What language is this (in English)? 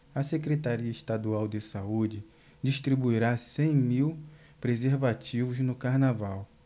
Portuguese